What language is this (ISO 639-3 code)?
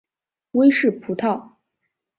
zho